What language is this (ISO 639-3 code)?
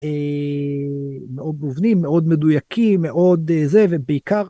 heb